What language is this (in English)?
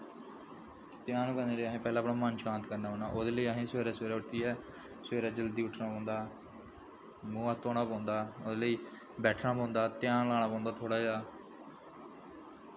Dogri